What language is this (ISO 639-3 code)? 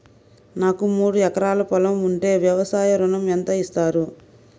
tel